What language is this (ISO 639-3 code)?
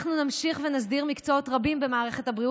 heb